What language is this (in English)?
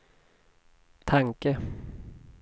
Swedish